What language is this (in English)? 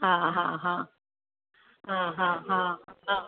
Sindhi